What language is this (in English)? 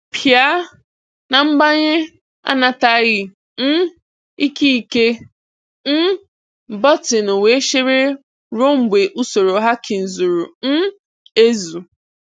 Igbo